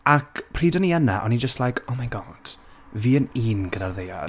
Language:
Welsh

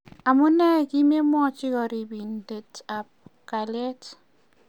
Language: Kalenjin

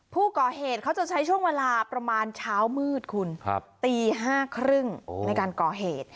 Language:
Thai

